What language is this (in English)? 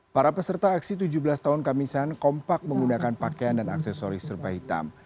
Indonesian